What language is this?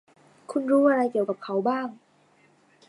Thai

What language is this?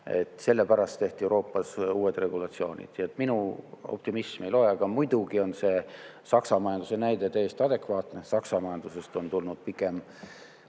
Estonian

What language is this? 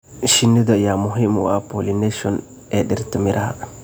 Somali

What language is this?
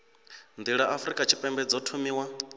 Venda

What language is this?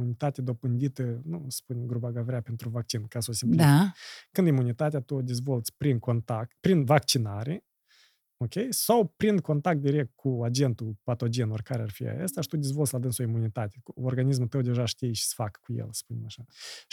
Romanian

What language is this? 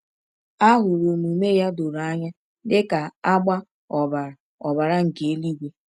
Igbo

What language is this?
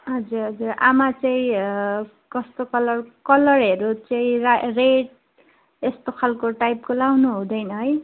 Nepali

